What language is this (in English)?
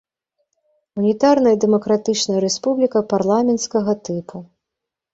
Belarusian